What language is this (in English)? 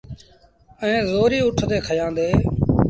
Sindhi Bhil